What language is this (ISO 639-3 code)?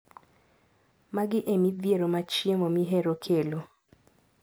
luo